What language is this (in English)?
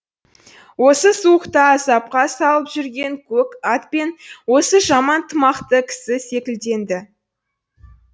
Kazakh